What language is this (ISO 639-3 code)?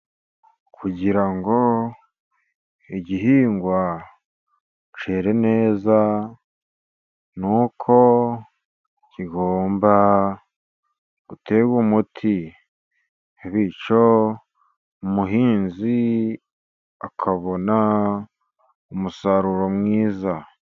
kin